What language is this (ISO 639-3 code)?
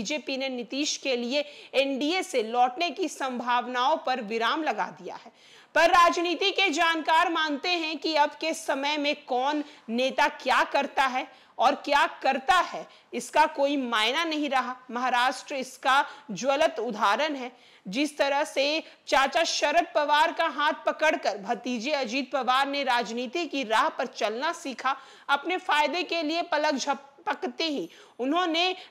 hin